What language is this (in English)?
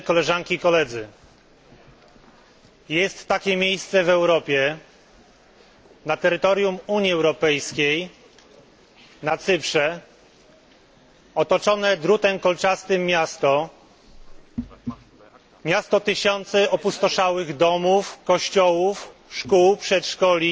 Polish